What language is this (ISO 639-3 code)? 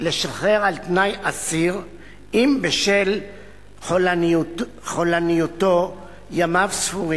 heb